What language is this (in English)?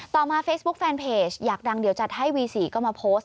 Thai